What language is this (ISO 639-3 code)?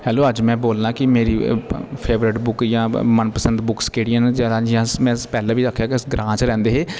doi